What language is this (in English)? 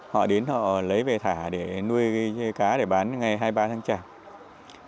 Vietnamese